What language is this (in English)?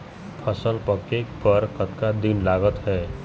Chhattisgarhi